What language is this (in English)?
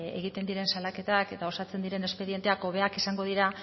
Basque